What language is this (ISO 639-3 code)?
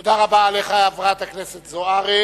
heb